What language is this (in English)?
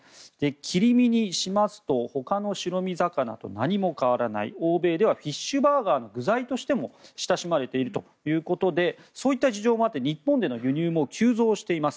Japanese